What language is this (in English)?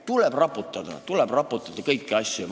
Estonian